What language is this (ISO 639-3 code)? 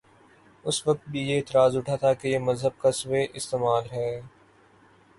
urd